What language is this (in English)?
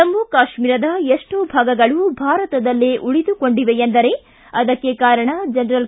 Kannada